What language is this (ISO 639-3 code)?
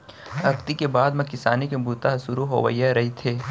hne